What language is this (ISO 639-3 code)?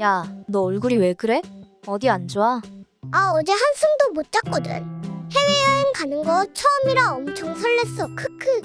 kor